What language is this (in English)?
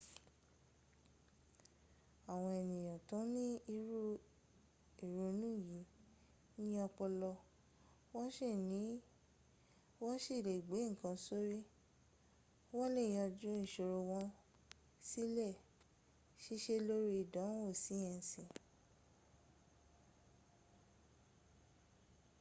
Yoruba